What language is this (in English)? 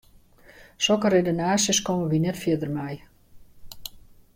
Western Frisian